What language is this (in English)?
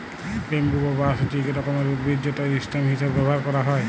Bangla